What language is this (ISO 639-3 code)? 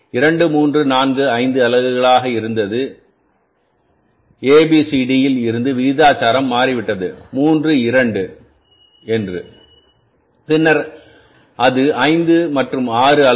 tam